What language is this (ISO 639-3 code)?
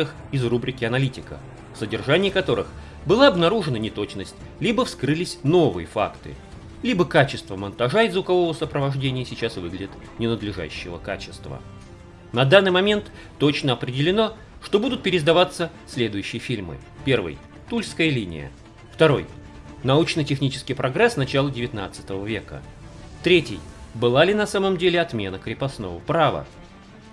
rus